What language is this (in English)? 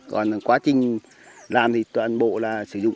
Vietnamese